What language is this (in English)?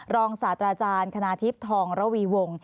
Thai